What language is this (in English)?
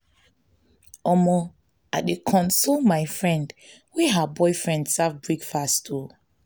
Nigerian Pidgin